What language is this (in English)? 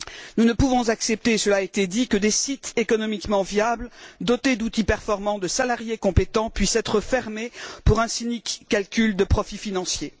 French